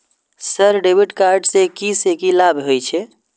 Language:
Maithili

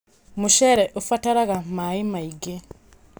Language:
Kikuyu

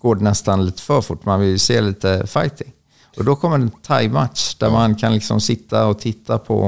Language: Swedish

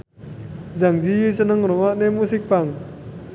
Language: Javanese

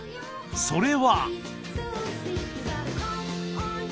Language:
Japanese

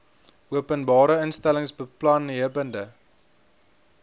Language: Afrikaans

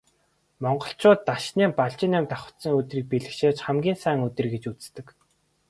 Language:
Mongolian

